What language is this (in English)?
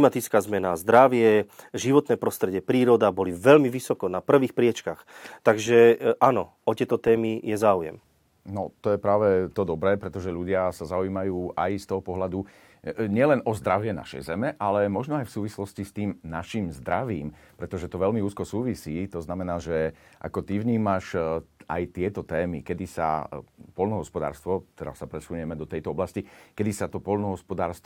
Slovak